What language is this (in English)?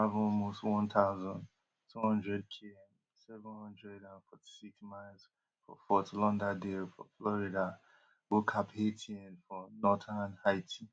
Nigerian Pidgin